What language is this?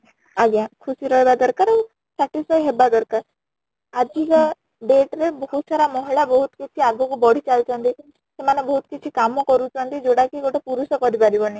Odia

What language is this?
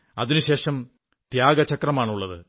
Malayalam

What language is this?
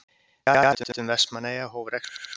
Icelandic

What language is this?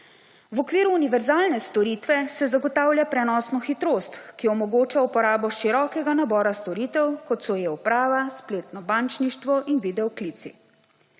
Slovenian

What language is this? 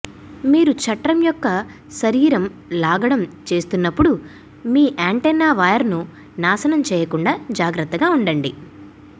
Telugu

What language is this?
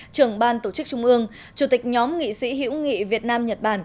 Vietnamese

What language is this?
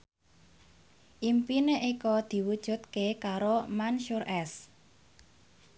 Javanese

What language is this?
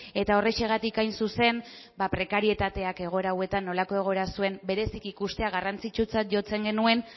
Basque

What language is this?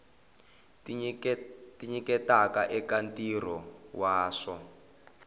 Tsonga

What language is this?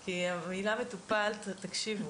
Hebrew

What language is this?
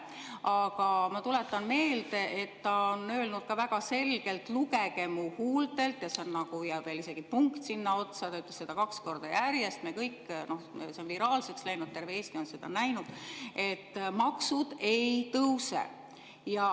Estonian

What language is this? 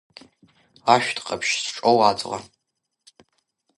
Abkhazian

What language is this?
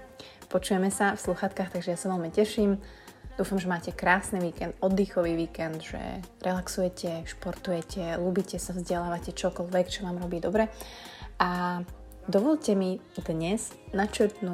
Slovak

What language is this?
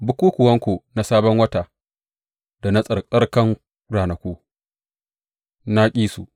Hausa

